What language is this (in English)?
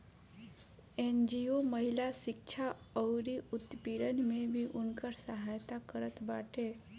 Bhojpuri